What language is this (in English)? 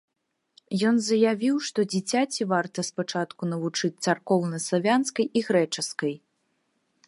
Belarusian